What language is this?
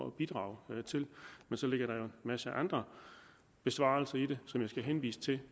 Danish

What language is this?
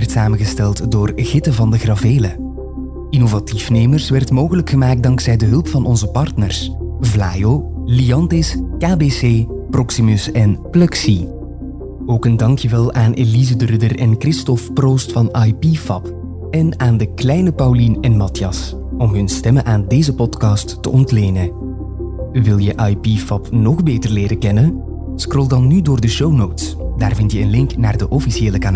Dutch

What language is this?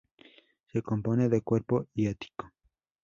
Spanish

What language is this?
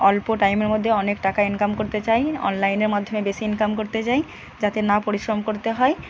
Bangla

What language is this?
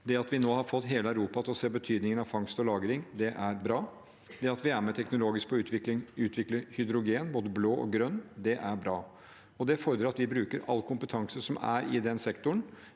Norwegian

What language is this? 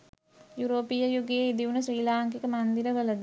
Sinhala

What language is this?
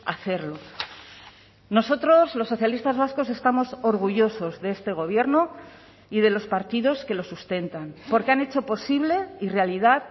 Spanish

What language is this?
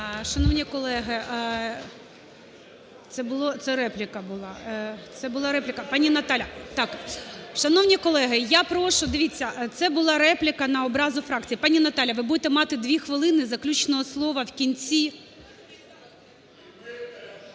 Ukrainian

